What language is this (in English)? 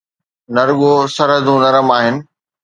Sindhi